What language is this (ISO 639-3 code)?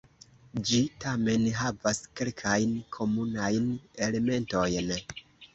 epo